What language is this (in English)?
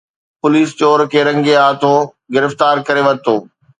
Sindhi